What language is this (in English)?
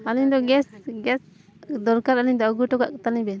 Santali